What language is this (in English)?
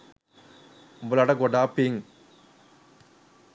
Sinhala